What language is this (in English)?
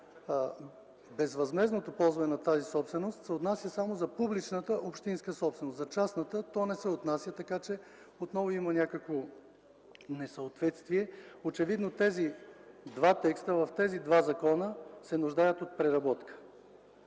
Bulgarian